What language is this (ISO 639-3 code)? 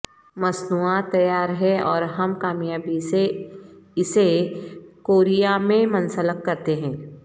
urd